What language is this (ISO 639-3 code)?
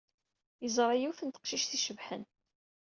kab